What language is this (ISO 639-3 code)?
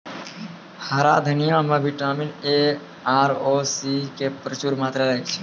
mai